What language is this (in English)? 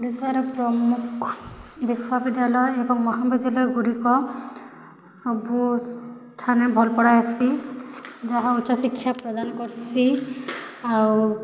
Odia